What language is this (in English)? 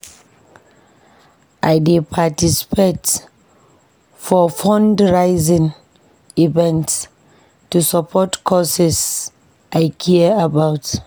Nigerian Pidgin